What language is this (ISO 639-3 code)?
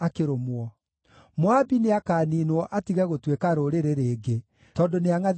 kik